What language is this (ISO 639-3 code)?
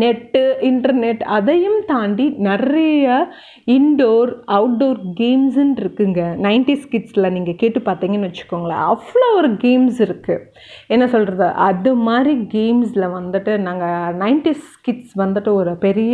tam